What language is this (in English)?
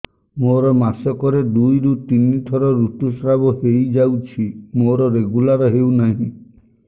Odia